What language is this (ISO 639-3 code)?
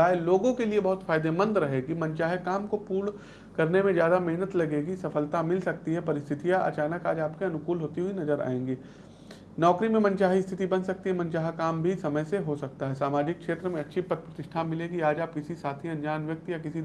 hin